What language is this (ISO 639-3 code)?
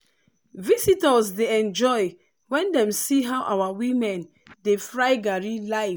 pcm